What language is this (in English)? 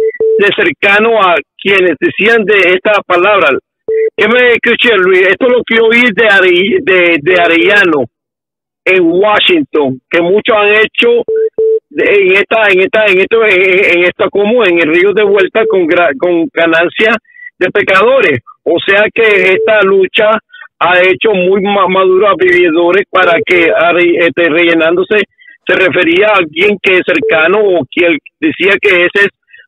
Spanish